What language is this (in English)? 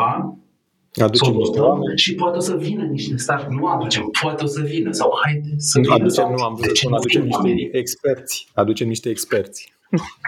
Romanian